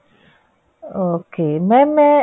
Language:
Punjabi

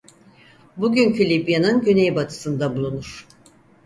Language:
Turkish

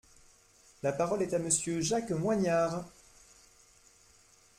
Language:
French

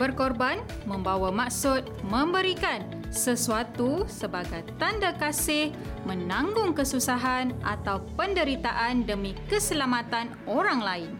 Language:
Malay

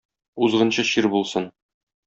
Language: Tatar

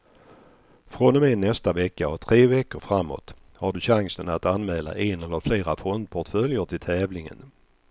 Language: Swedish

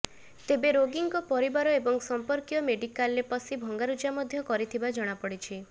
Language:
Odia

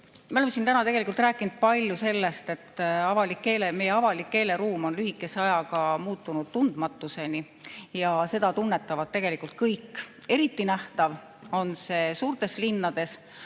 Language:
Estonian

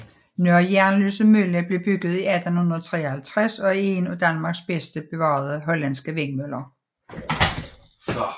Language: Danish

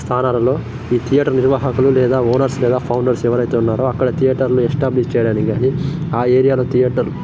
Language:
Telugu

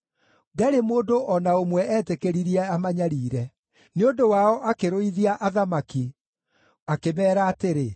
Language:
Kikuyu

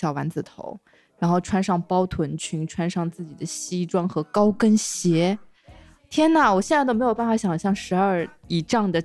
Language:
Chinese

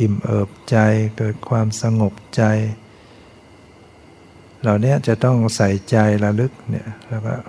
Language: Thai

